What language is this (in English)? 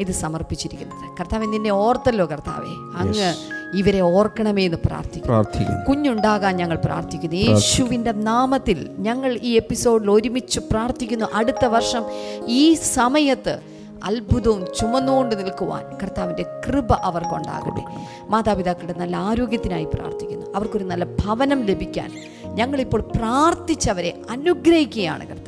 Malayalam